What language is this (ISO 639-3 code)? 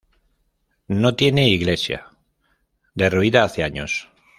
spa